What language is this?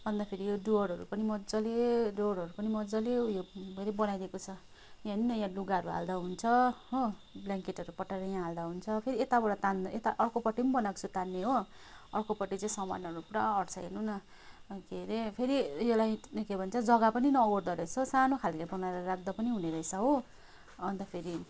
Nepali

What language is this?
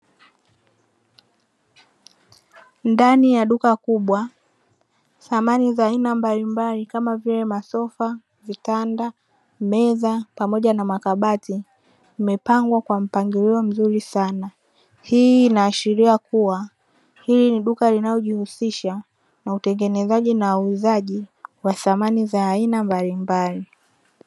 Swahili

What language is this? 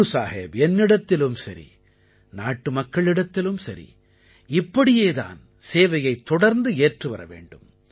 Tamil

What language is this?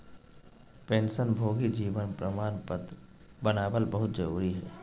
Magahi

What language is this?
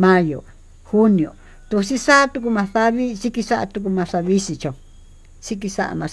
Tututepec Mixtec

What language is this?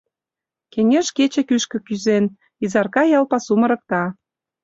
Mari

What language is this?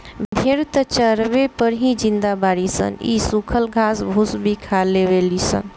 Bhojpuri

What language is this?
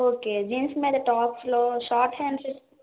Telugu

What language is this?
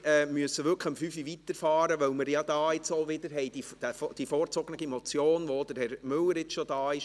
Swiss German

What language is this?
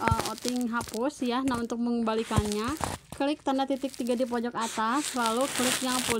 Indonesian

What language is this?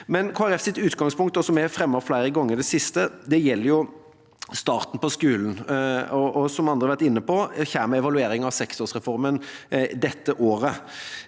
Norwegian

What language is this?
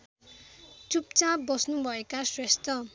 Nepali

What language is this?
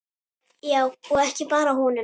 Icelandic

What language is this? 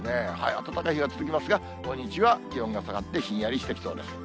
Japanese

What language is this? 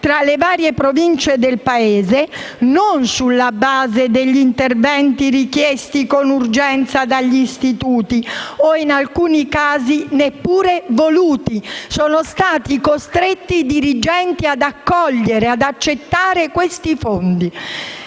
Italian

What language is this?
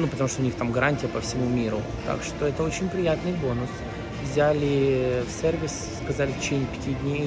Russian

